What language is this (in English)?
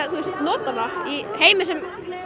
Icelandic